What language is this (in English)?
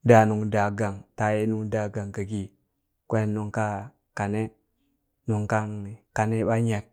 Burak